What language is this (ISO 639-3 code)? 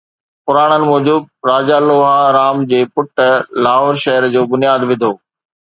snd